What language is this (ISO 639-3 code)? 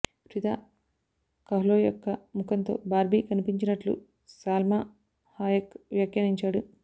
tel